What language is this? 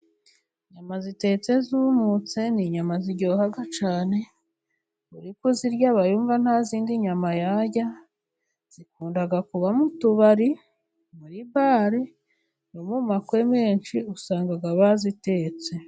Kinyarwanda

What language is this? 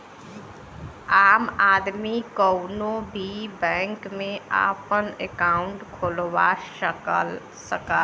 Bhojpuri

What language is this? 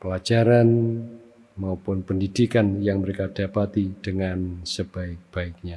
Indonesian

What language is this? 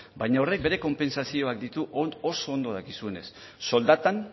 Basque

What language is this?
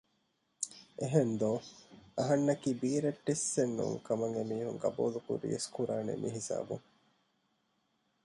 Divehi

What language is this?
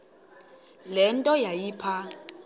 Xhosa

